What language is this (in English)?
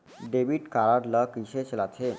Chhattisgarhi